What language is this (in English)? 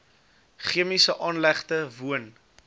Afrikaans